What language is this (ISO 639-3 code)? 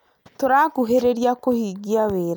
kik